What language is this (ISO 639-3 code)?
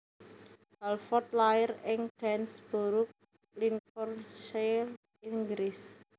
jav